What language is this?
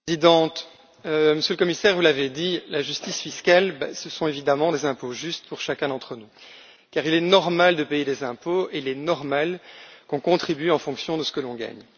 French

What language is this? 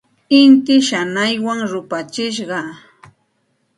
Santa Ana de Tusi Pasco Quechua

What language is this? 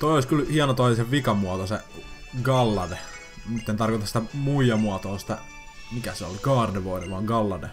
Finnish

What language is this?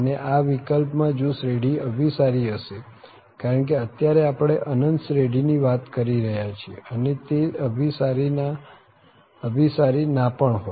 Gujarati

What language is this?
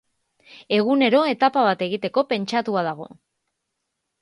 Basque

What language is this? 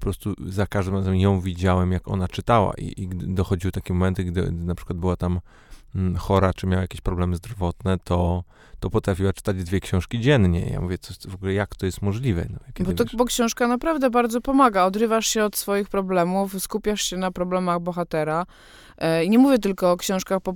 Polish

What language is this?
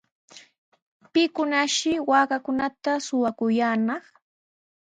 Sihuas Ancash Quechua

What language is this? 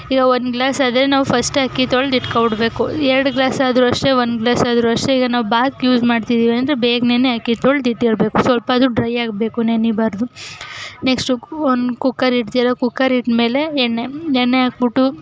Kannada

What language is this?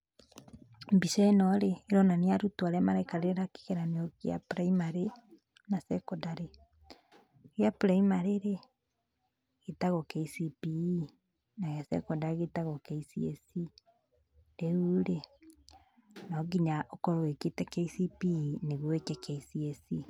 Kikuyu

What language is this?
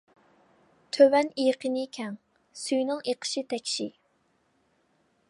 Uyghur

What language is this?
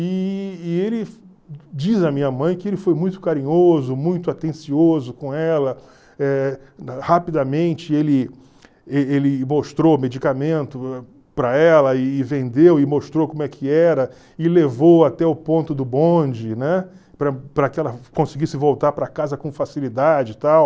Portuguese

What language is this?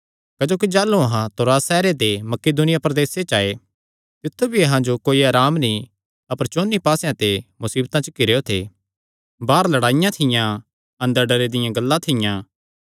Kangri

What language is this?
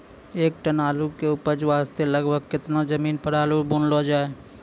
Maithili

